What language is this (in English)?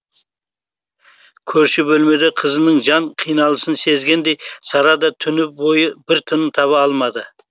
Kazakh